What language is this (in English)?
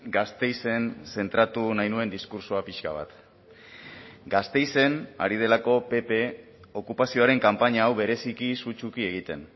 Basque